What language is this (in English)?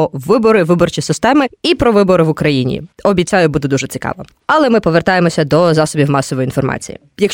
Ukrainian